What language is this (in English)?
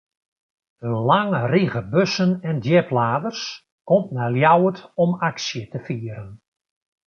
Western Frisian